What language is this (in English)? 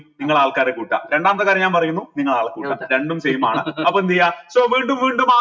Malayalam